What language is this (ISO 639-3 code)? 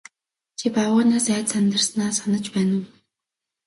mon